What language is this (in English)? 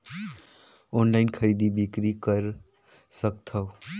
Chhattisgarhi